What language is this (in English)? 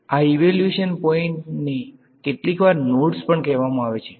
Gujarati